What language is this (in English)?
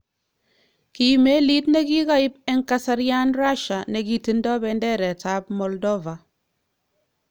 Kalenjin